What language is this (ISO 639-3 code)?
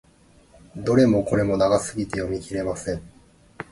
jpn